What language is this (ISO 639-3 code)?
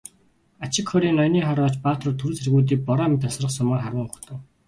mon